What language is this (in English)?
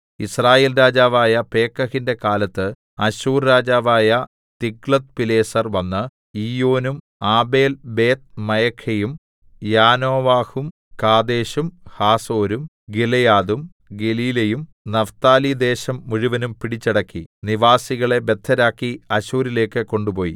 Malayalam